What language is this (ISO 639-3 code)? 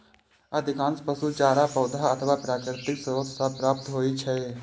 mai